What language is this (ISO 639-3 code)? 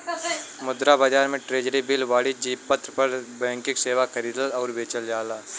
bho